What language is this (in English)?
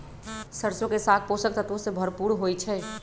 Magahi